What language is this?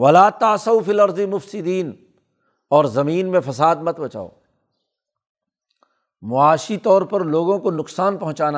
Urdu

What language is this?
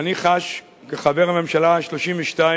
Hebrew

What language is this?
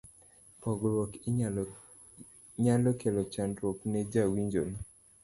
Luo (Kenya and Tanzania)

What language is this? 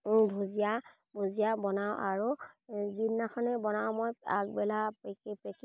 Assamese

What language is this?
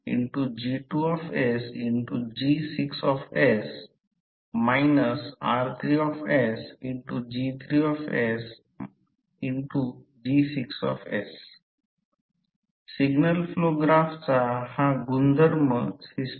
Marathi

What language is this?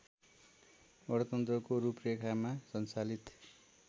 Nepali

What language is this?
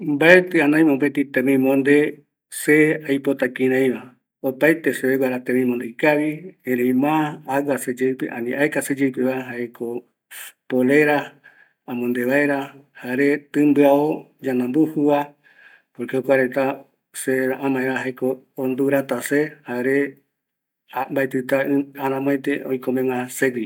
Eastern Bolivian Guaraní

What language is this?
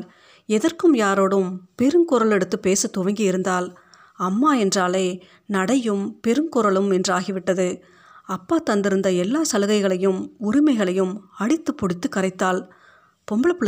Tamil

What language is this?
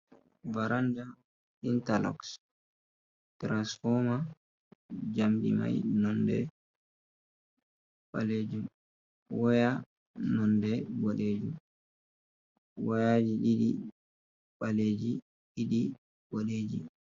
Fula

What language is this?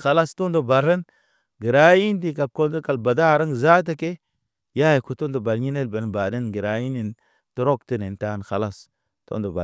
Naba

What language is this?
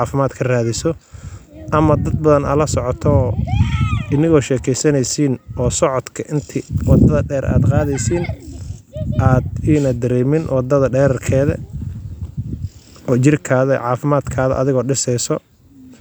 Somali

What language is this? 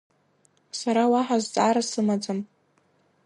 Abkhazian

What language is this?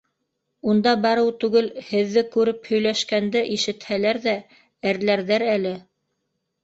Bashkir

